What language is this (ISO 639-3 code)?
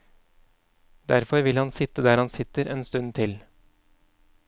nor